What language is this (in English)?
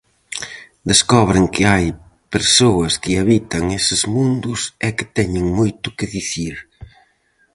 Galician